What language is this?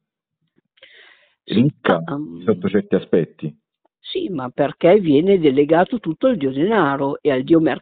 Italian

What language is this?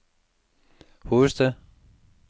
Danish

